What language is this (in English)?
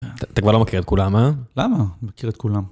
Hebrew